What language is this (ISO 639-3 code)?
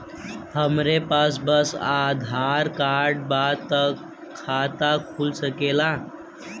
bho